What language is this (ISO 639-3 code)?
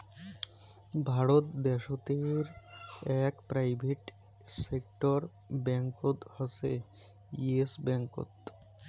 ben